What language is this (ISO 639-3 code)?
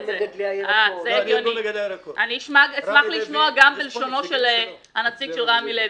heb